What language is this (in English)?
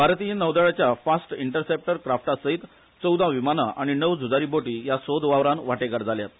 Konkani